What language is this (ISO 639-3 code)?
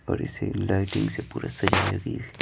hin